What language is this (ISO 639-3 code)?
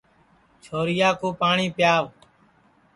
ssi